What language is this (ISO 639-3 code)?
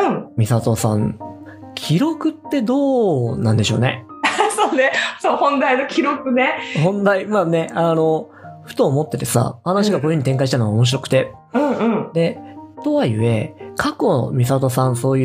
jpn